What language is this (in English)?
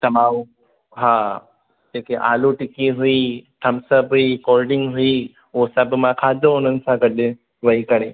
Sindhi